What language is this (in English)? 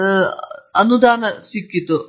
Kannada